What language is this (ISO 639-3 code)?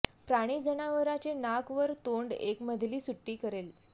mar